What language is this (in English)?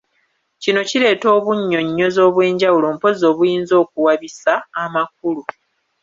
Ganda